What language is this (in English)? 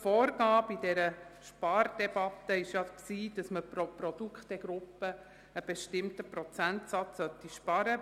Swiss German